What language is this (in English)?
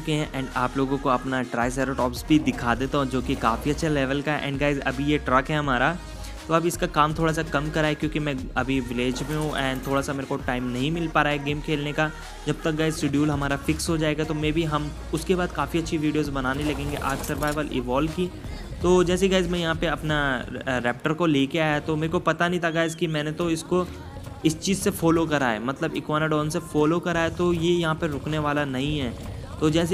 Hindi